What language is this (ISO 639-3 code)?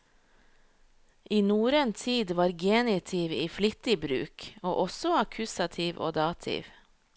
nor